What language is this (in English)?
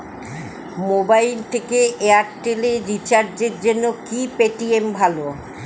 Bangla